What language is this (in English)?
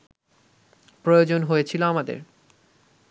Bangla